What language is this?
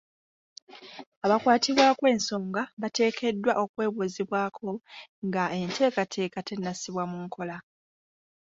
Ganda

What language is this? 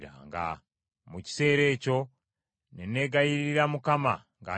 Ganda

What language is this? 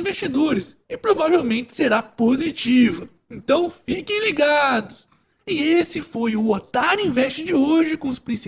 Portuguese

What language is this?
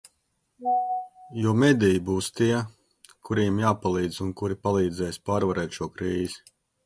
Latvian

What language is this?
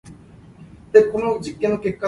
Min Nan Chinese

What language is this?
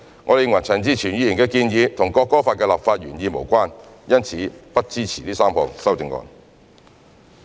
Cantonese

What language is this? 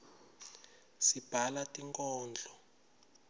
Swati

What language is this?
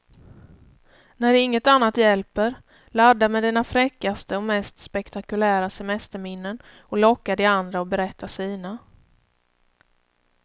Swedish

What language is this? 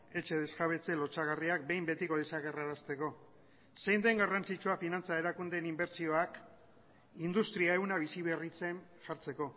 Basque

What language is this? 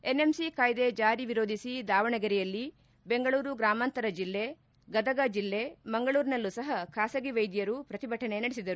Kannada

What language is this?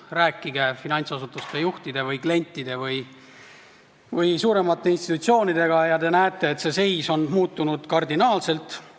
Estonian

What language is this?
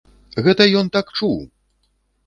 Belarusian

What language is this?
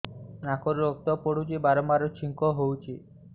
Odia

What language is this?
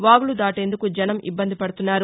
Telugu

